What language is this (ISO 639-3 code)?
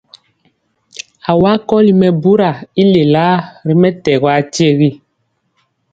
mcx